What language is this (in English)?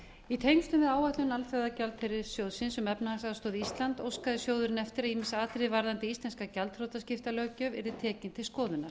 Icelandic